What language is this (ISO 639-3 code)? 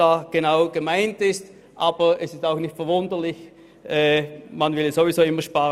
gsw